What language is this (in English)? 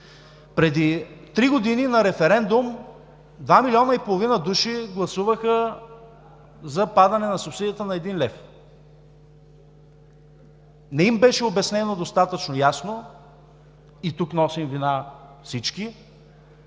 Bulgarian